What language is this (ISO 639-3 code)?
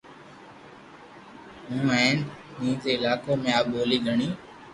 lrk